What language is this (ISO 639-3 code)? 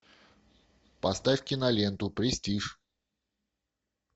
rus